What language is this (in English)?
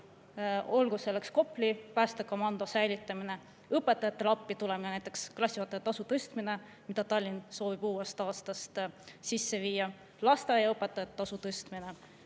Estonian